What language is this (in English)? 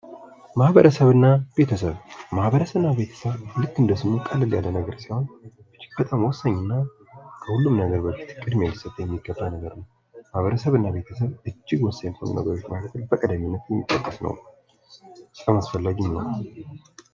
Amharic